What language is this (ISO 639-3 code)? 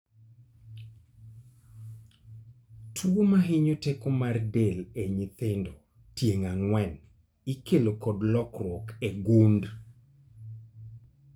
luo